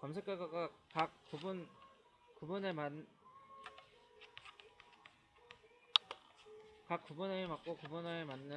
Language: Korean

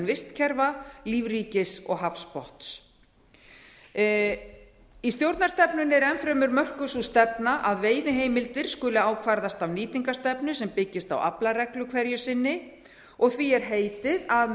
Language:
Icelandic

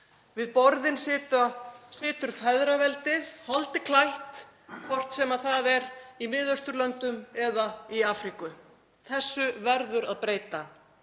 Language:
Icelandic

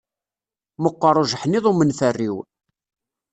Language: Kabyle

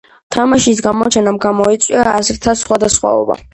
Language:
Georgian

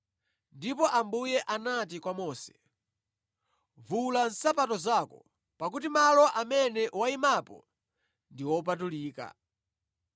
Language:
Nyanja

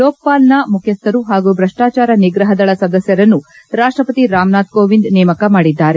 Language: Kannada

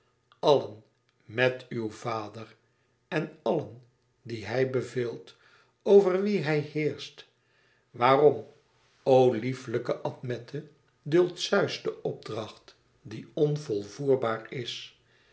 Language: Dutch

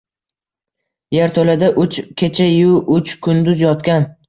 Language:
Uzbek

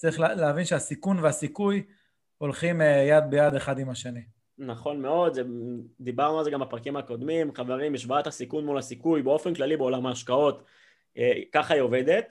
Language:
Hebrew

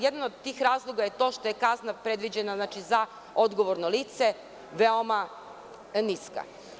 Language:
Serbian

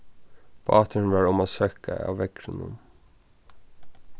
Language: Faroese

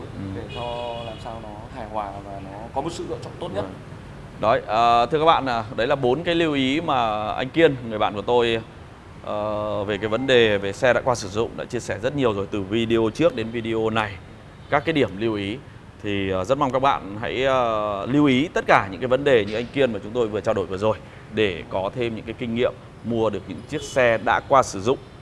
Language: Vietnamese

